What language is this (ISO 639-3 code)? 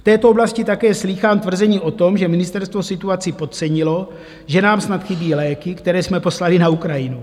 ces